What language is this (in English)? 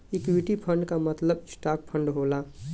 Bhojpuri